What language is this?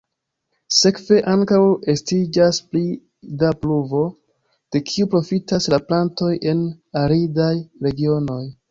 Esperanto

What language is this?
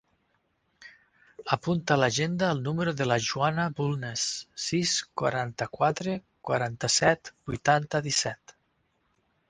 Catalan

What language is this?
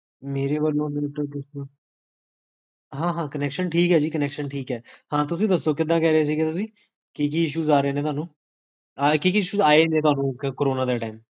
Punjabi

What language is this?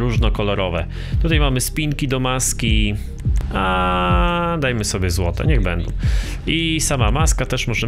Polish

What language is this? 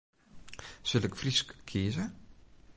Western Frisian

